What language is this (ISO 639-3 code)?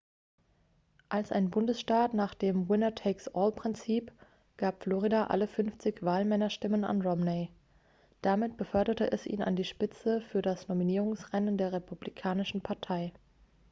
deu